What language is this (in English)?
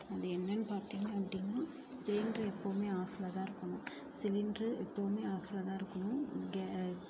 Tamil